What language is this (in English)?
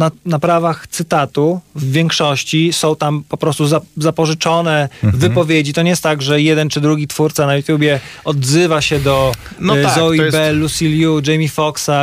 Polish